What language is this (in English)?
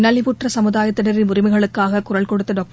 Tamil